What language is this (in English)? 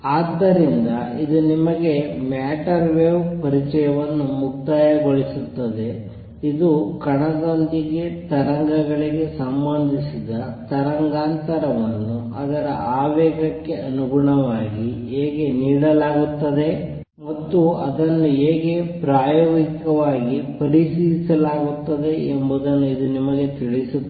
Kannada